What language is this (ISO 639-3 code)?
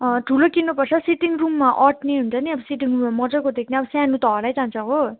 nep